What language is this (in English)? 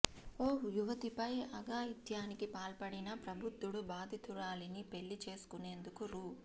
Telugu